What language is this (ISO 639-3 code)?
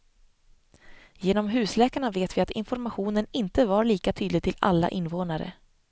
swe